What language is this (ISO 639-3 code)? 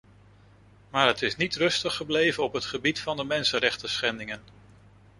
nld